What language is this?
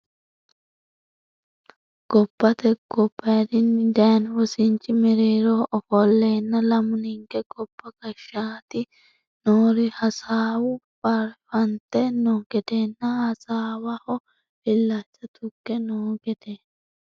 Sidamo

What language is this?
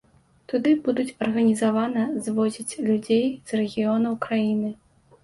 Belarusian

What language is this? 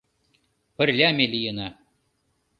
Mari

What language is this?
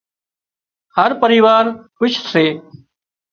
Wadiyara Koli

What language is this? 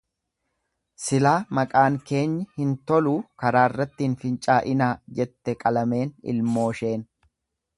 Oromo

